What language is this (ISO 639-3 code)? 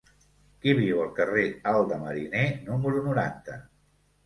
cat